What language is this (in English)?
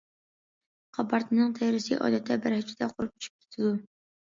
Uyghur